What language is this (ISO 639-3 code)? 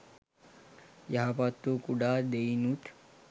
sin